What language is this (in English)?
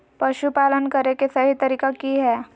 Magahi